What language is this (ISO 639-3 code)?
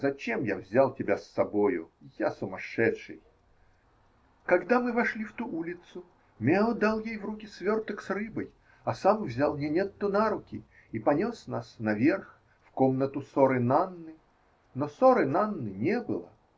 rus